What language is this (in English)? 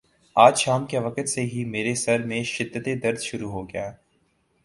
Urdu